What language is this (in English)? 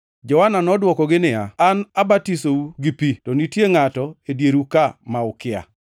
Luo (Kenya and Tanzania)